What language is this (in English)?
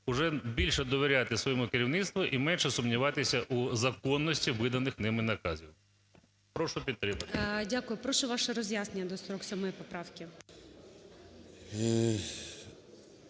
Ukrainian